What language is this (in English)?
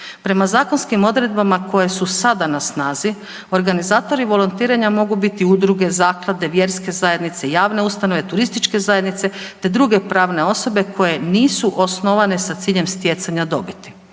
Croatian